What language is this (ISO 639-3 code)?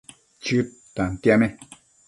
mcf